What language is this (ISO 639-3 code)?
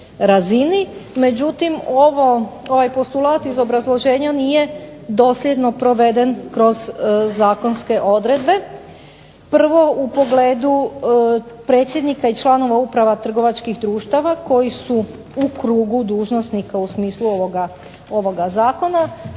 hrv